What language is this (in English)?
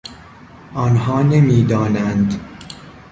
Persian